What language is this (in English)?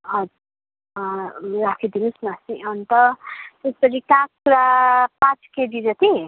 Nepali